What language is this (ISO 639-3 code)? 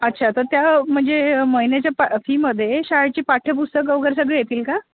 mar